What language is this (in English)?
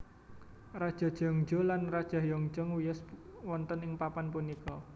Javanese